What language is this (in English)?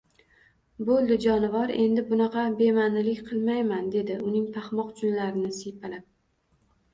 Uzbek